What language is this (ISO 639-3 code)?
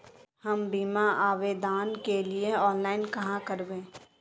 mag